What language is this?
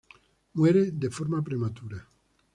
Spanish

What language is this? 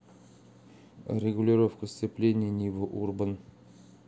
Russian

